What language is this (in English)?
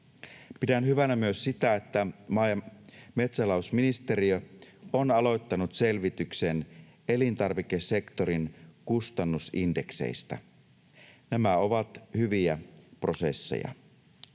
Finnish